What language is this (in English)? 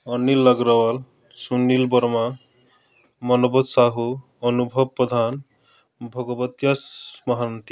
Odia